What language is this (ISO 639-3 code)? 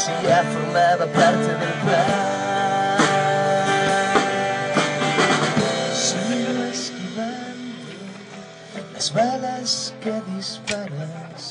ell